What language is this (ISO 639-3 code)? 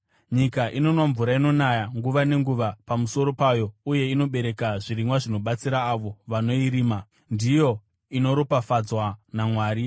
sna